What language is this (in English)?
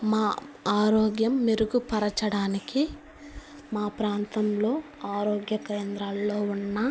Telugu